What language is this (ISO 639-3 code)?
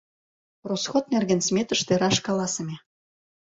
chm